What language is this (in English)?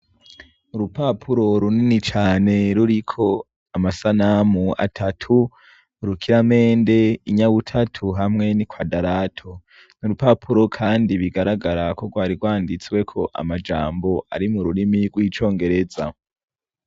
Rundi